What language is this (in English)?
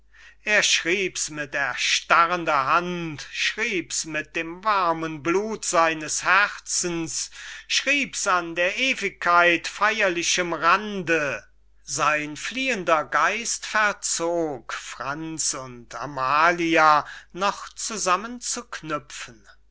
German